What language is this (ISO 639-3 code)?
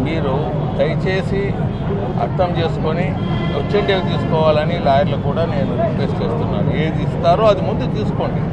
tel